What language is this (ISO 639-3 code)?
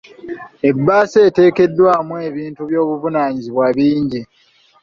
lug